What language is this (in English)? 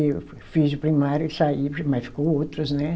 Portuguese